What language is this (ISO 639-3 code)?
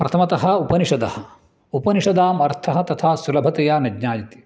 san